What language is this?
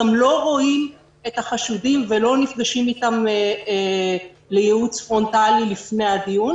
Hebrew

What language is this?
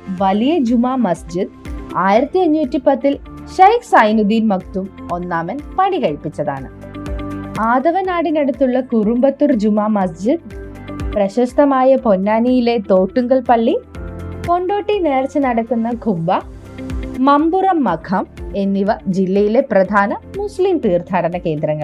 Malayalam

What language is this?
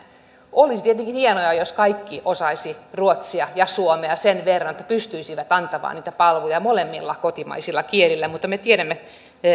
Finnish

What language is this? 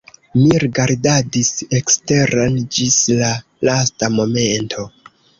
Esperanto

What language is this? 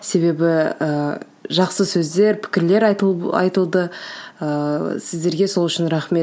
Kazakh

